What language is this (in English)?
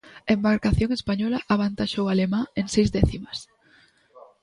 Galician